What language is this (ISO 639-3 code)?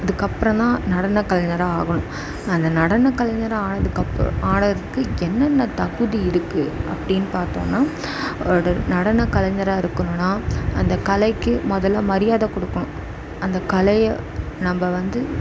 tam